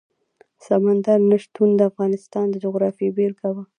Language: Pashto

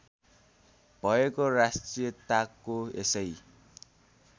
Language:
Nepali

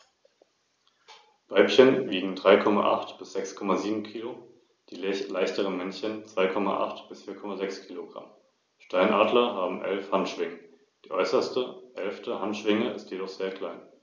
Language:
German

